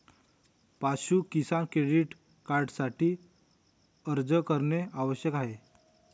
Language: Marathi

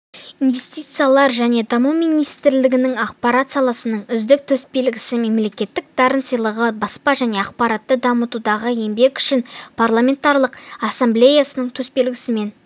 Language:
Kazakh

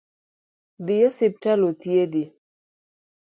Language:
Luo (Kenya and Tanzania)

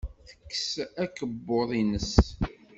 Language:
Kabyle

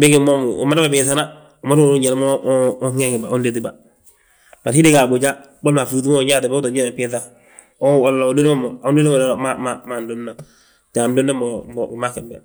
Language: Balanta-Ganja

